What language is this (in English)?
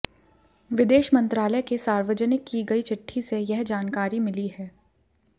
Hindi